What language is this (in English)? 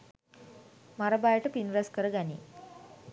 Sinhala